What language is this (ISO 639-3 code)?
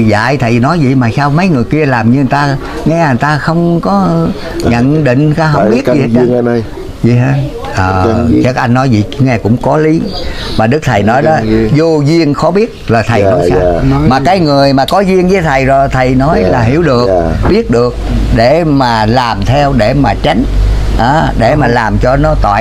vie